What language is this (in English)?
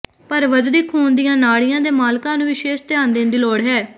Punjabi